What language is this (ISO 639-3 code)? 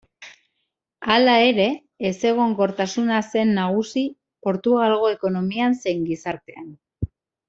eus